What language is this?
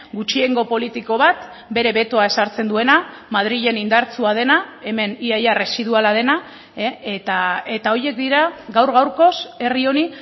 Basque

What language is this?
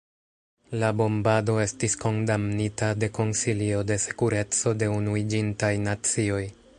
Esperanto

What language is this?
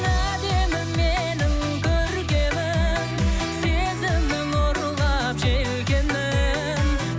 Kazakh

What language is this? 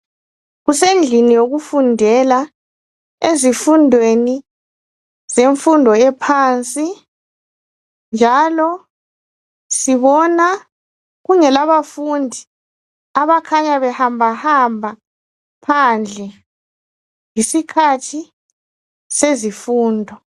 North Ndebele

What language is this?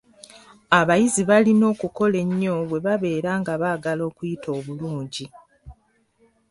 Ganda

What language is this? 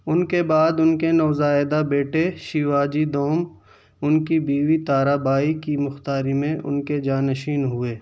Urdu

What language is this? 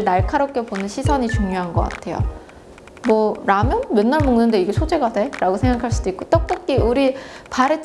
Korean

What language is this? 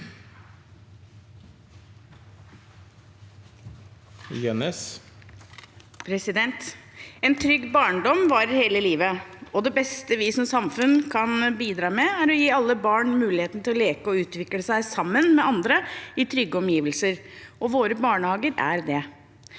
Norwegian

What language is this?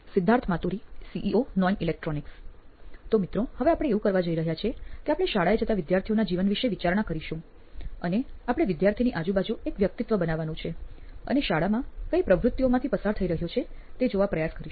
Gujarati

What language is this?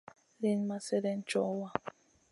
Masana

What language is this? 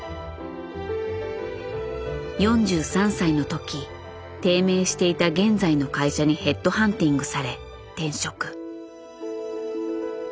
Japanese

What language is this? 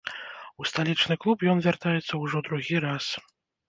Belarusian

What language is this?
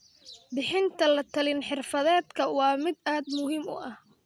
Somali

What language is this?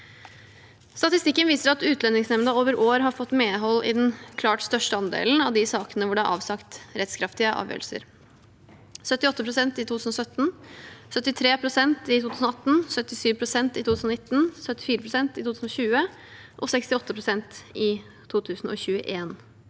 Norwegian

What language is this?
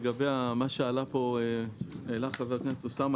Hebrew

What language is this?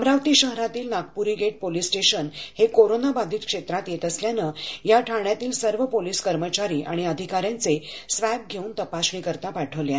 Marathi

